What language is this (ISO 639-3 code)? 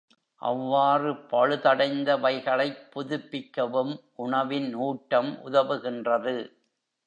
tam